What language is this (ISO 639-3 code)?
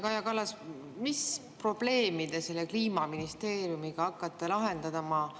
est